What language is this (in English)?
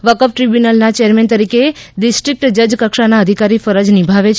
Gujarati